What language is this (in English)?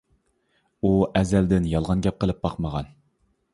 Uyghur